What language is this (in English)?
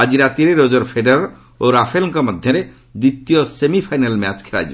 Odia